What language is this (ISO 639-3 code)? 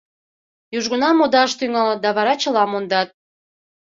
chm